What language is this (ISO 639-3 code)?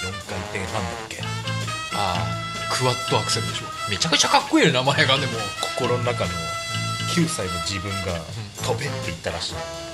jpn